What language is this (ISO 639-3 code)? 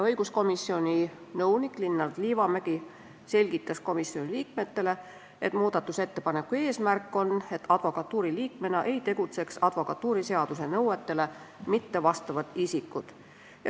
est